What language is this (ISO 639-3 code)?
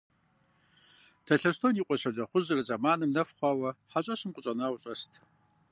kbd